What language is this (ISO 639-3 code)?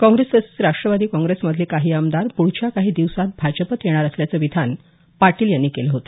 mar